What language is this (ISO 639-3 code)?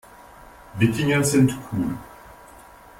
deu